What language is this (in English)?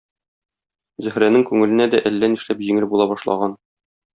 Tatar